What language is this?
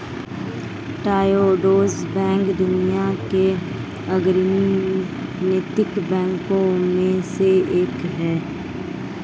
Hindi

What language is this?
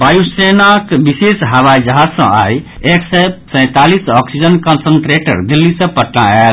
Maithili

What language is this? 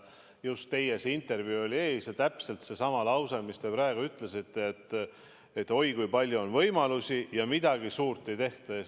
Estonian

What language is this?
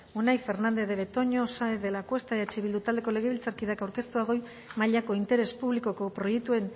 Basque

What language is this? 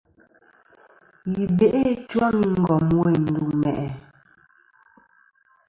Kom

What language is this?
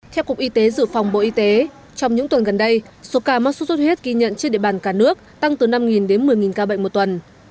Vietnamese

